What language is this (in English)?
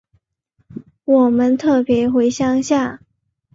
Chinese